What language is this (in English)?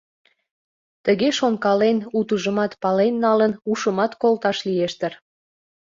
Mari